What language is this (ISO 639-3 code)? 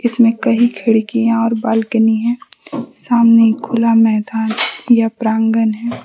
hin